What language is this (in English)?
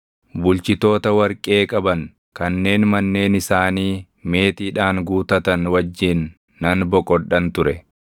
Oromo